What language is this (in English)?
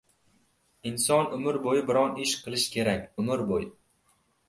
Uzbek